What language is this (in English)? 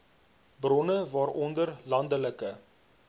Afrikaans